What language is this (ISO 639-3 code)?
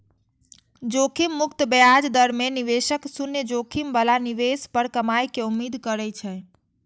mai